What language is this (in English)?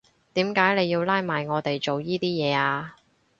Cantonese